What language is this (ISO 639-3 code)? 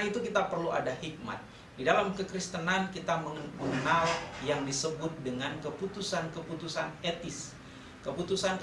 ind